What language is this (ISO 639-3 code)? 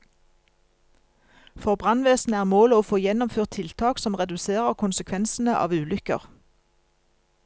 nor